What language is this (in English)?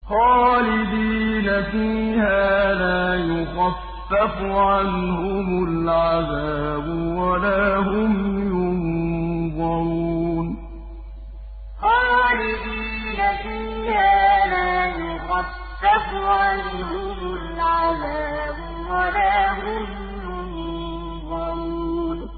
Arabic